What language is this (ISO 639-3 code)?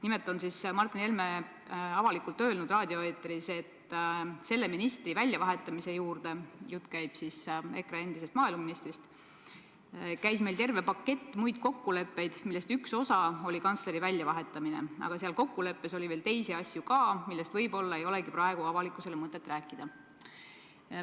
est